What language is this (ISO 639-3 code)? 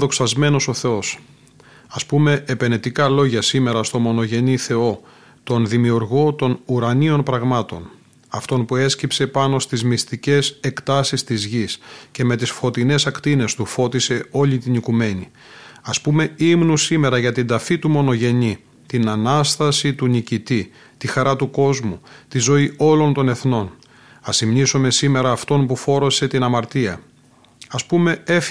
ell